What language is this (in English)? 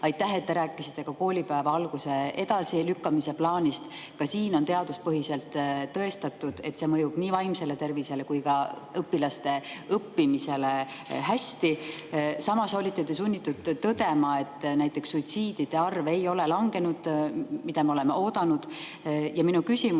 Estonian